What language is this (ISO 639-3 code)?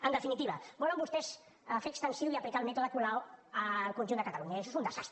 cat